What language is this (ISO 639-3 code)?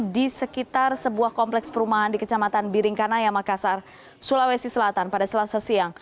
ind